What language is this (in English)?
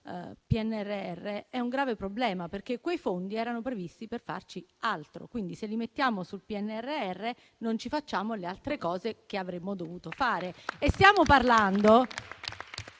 Italian